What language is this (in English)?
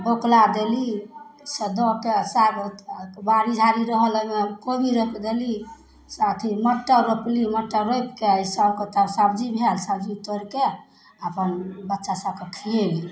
Maithili